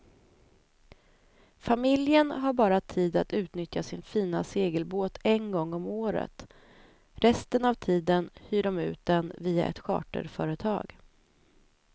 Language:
Swedish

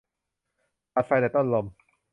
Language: Thai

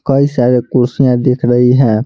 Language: Hindi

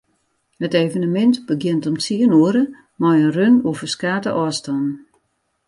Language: Western Frisian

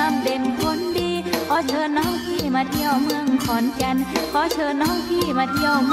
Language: Thai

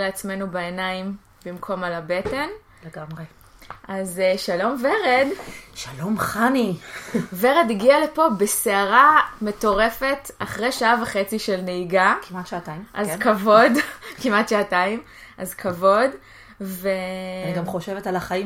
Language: Hebrew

